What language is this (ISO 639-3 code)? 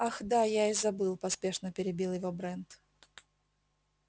rus